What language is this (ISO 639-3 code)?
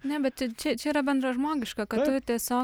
lit